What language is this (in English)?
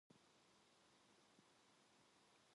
Korean